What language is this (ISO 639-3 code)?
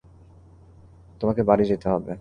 ben